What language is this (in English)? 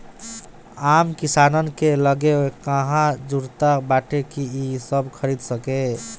Bhojpuri